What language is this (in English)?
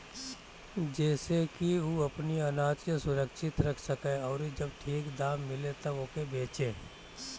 Bhojpuri